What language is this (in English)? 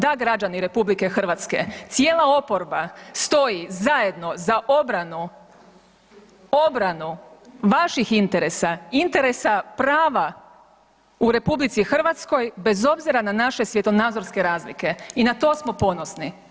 Croatian